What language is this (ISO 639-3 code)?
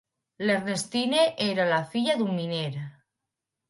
cat